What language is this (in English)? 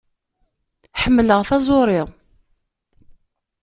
Kabyle